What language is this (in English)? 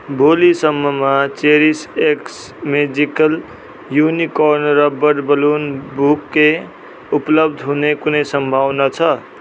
Nepali